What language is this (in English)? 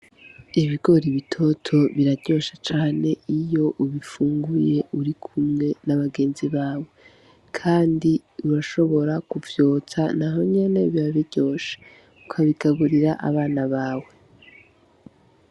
Rundi